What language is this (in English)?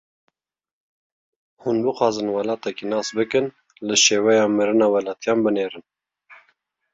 Kurdish